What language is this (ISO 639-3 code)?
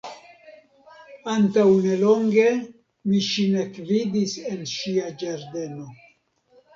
epo